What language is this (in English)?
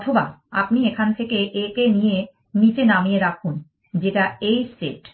Bangla